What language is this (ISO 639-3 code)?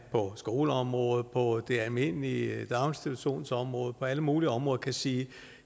dan